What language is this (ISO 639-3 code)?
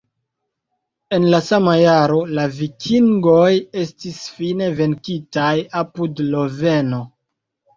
epo